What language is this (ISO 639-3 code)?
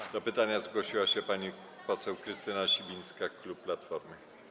pol